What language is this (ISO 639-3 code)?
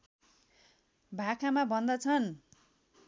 nep